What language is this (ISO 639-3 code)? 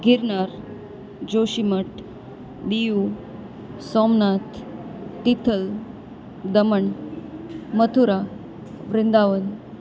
guj